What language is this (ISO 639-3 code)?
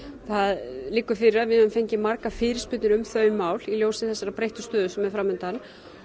isl